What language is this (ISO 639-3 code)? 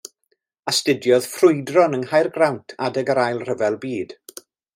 cym